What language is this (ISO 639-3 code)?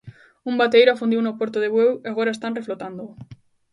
glg